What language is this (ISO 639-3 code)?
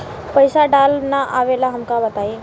bho